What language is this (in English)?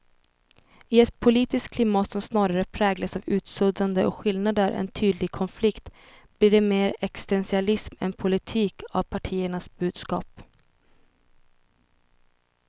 Swedish